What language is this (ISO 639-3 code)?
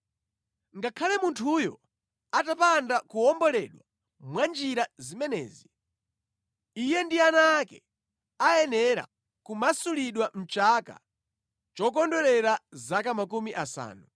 nya